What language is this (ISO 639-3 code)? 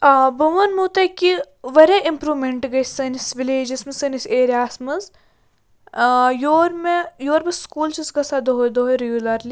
kas